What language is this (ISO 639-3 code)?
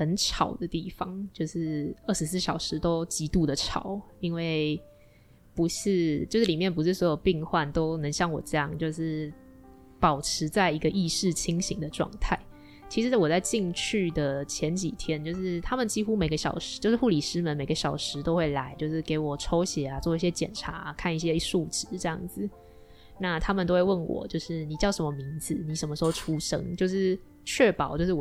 zho